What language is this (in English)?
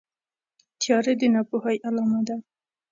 Pashto